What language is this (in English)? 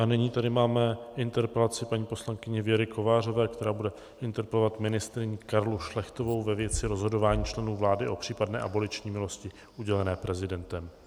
Czech